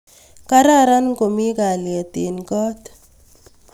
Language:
Kalenjin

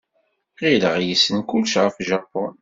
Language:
Kabyle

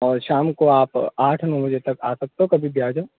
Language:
Hindi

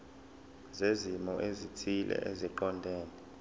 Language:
Zulu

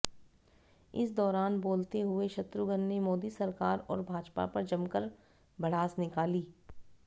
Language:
Hindi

